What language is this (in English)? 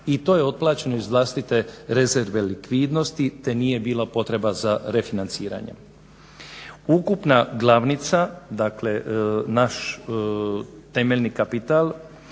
Croatian